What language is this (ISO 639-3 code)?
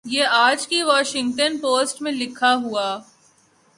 urd